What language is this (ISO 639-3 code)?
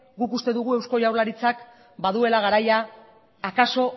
eus